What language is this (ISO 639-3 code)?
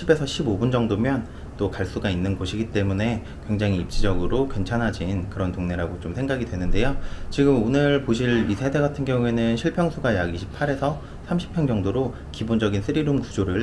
kor